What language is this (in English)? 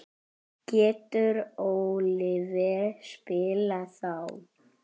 Icelandic